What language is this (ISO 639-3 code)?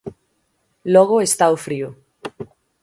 glg